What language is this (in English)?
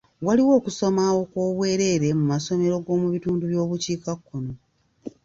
Ganda